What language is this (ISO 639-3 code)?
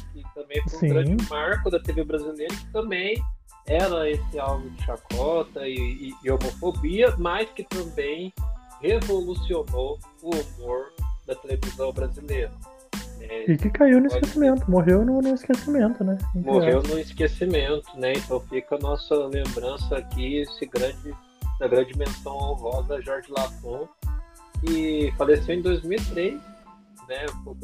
por